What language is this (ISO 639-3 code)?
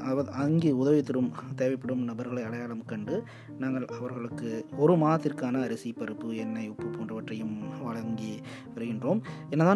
tam